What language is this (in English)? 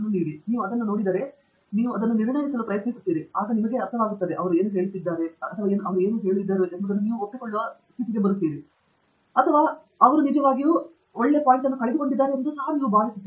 Kannada